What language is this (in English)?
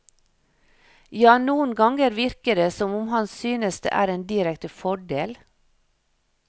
Norwegian